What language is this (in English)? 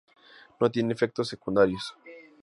Spanish